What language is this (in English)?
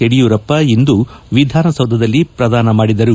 Kannada